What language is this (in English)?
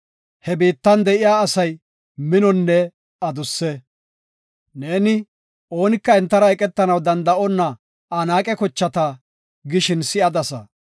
Gofa